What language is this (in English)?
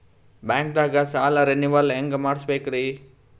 Kannada